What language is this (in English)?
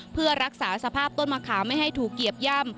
Thai